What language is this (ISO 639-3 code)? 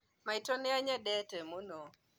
kik